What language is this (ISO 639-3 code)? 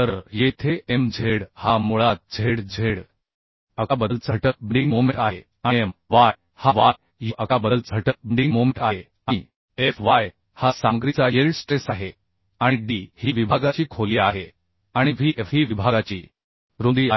mar